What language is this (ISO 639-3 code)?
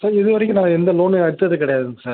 tam